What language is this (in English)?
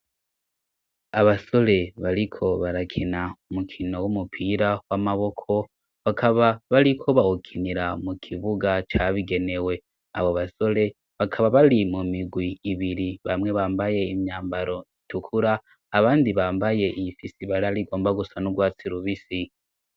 Rundi